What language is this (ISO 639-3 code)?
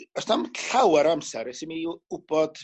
cym